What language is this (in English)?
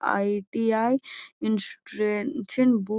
Magahi